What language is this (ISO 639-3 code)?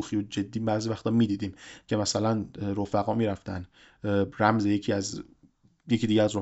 fas